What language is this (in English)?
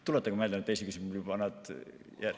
Estonian